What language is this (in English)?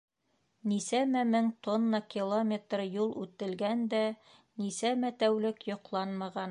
Bashkir